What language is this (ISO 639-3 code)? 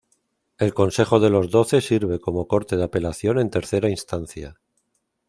spa